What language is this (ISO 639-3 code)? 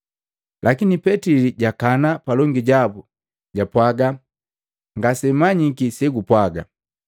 mgv